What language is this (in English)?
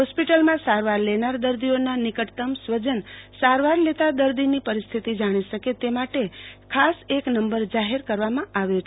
Gujarati